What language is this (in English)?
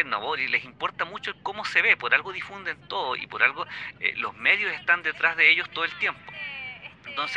Spanish